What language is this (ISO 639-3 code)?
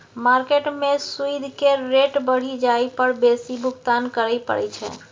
mai